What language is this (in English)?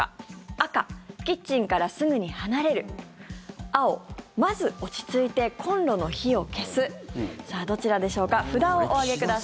Japanese